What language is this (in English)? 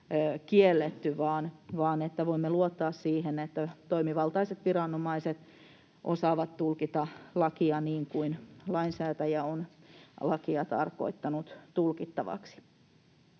Finnish